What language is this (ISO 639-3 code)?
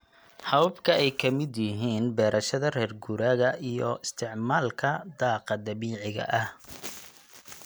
som